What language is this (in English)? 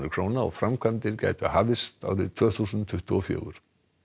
Icelandic